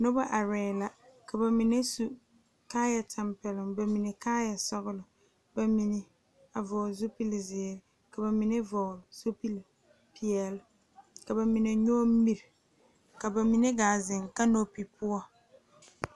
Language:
Southern Dagaare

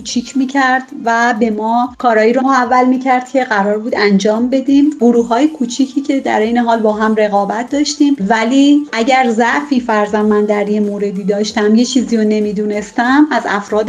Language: Persian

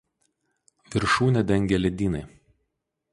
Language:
Lithuanian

